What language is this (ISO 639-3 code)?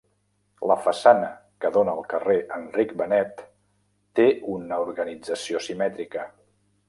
cat